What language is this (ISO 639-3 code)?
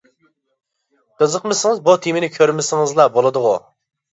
uig